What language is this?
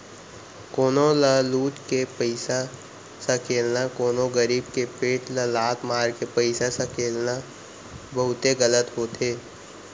Chhattisgarhi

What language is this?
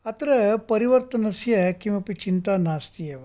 Sanskrit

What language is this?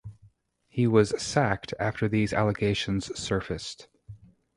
English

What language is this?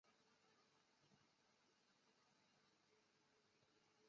Chinese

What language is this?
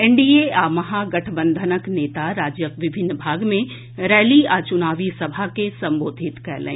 Maithili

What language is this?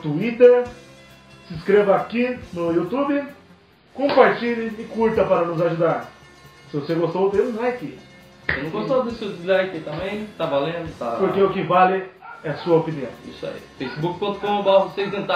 Portuguese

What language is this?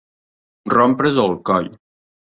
Catalan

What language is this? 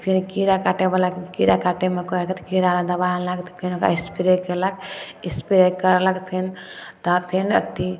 Maithili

